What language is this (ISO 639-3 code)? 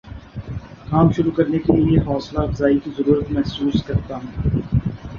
urd